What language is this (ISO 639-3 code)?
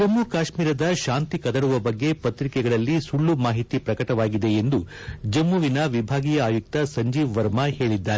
kan